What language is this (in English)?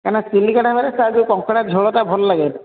Odia